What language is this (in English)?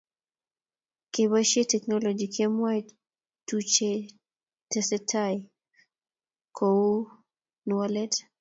Kalenjin